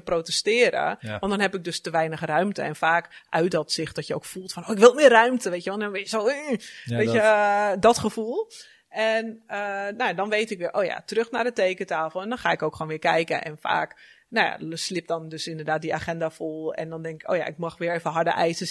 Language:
Dutch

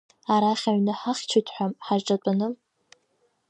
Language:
Abkhazian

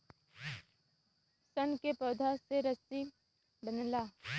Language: Bhojpuri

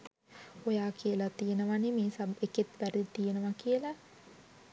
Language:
Sinhala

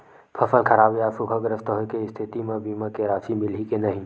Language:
Chhattisgarhi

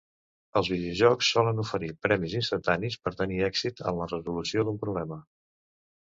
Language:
Catalan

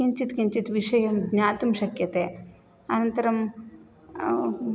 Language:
Sanskrit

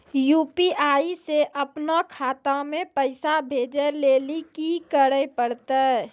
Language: Maithili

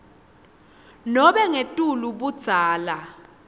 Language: Swati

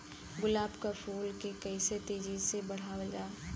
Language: Bhojpuri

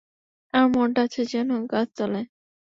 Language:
Bangla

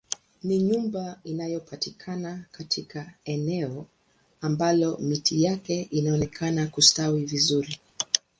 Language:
Swahili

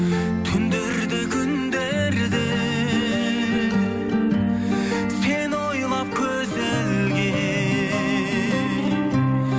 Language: Kazakh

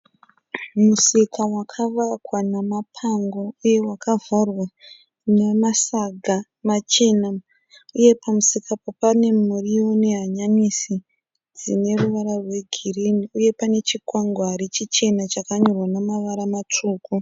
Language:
Shona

